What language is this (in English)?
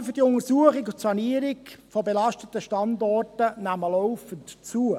Swiss German